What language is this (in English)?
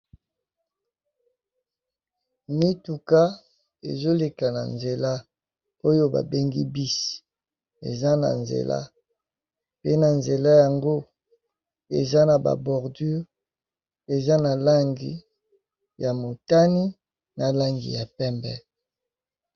Lingala